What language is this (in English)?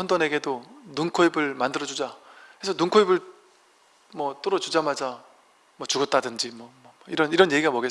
Korean